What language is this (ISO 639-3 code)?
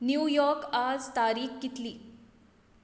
kok